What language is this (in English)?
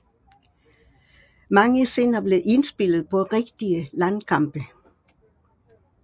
Danish